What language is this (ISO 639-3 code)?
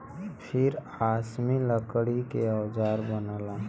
bho